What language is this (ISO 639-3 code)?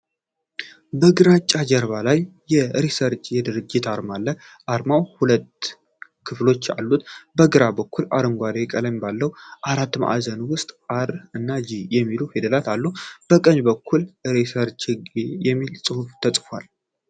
amh